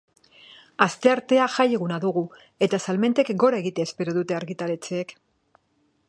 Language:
Basque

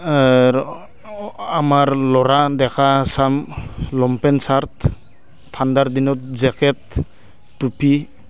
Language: Assamese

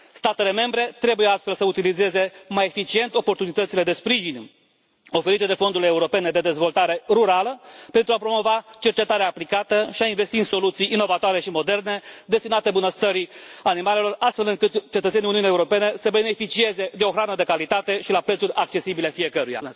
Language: Romanian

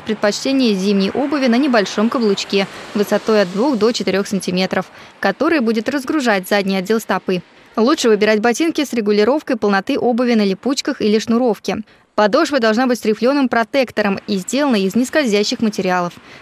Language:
Russian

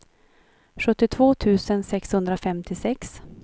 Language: Swedish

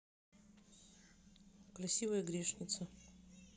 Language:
Russian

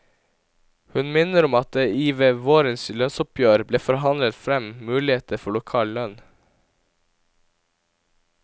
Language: Norwegian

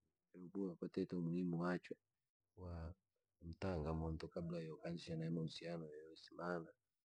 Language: Langi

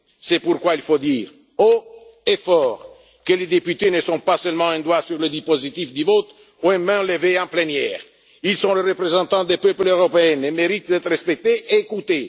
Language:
French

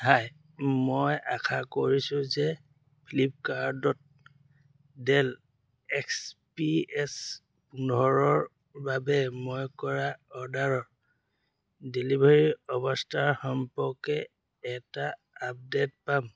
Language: Assamese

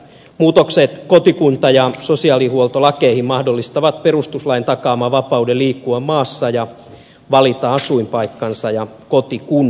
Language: Finnish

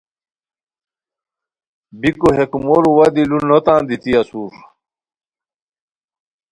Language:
Khowar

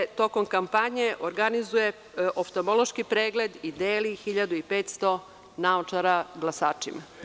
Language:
Serbian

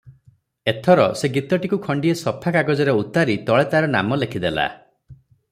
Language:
Odia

